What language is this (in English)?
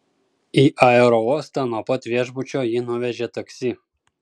Lithuanian